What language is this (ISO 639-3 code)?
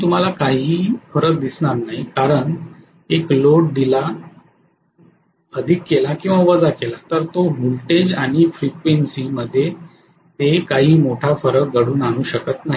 mar